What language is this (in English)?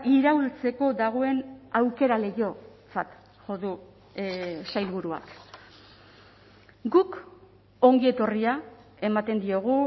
Basque